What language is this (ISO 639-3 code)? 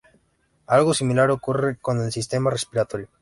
spa